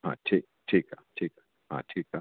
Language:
Sindhi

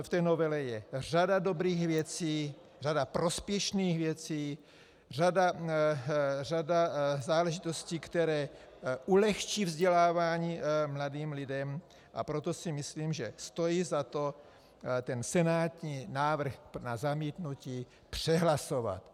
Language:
Czech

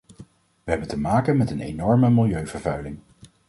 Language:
Dutch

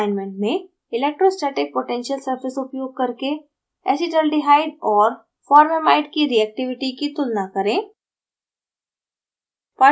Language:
Hindi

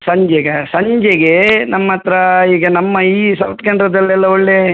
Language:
Kannada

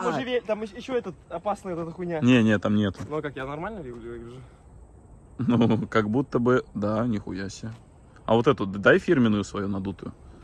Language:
Russian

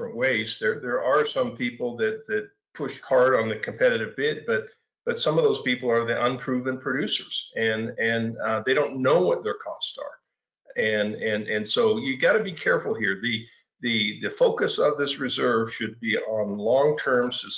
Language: English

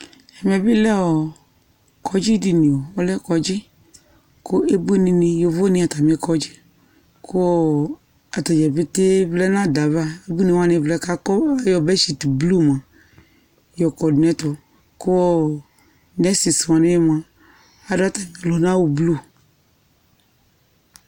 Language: Ikposo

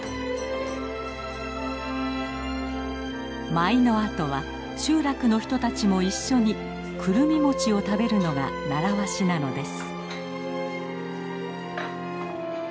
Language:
Japanese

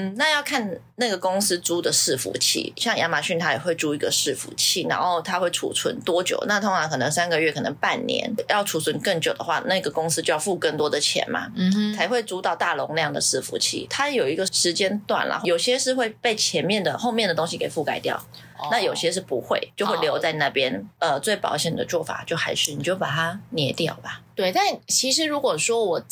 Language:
Chinese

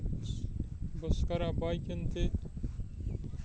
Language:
Kashmiri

